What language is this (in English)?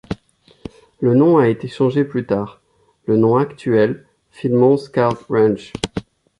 French